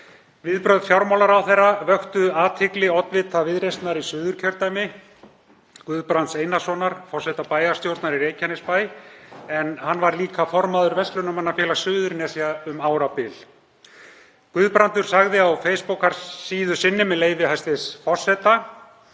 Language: Icelandic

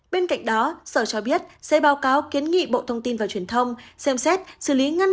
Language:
Vietnamese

